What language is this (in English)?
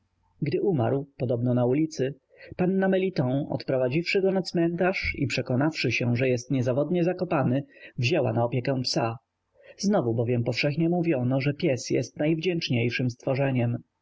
Polish